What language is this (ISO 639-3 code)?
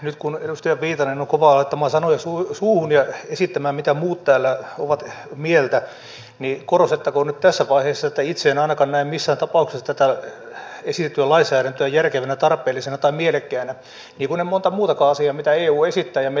fin